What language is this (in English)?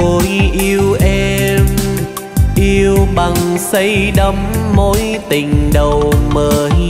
Vietnamese